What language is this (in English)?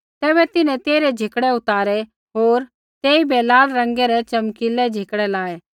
Kullu Pahari